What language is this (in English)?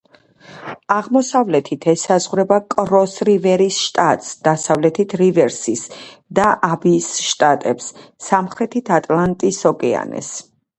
Georgian